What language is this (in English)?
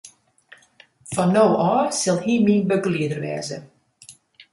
Western Frisian